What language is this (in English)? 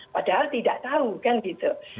Indonesian